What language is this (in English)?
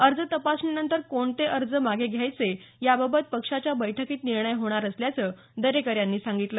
Marathi